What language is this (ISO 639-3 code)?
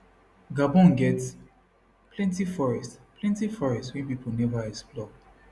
pcm